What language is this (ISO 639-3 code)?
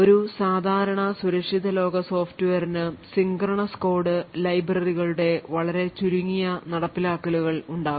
mal